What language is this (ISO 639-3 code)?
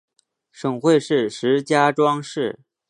zho